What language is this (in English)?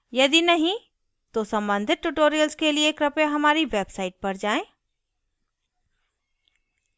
Hindi